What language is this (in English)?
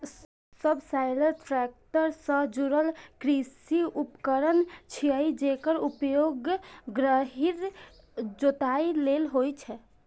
Maithili